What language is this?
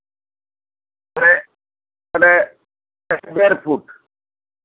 Santali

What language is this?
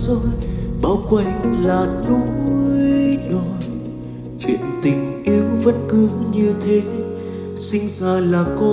Vietnamese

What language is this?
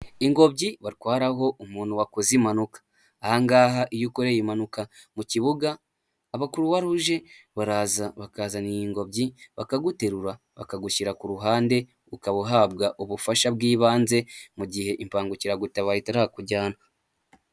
Kinyarwanda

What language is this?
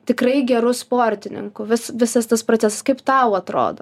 Lithuanian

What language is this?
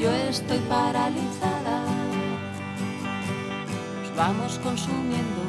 Spanish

